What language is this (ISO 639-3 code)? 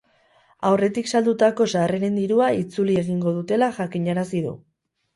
eus